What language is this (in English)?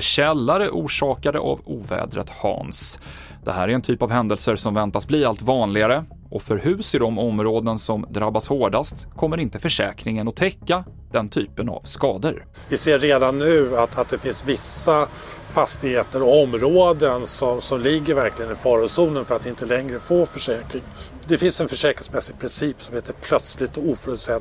Swedish